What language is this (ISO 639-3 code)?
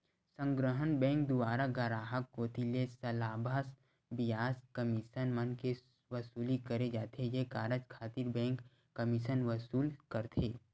hne